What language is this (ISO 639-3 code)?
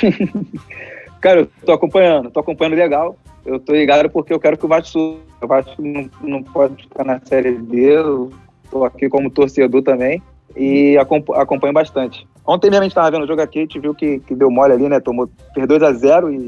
por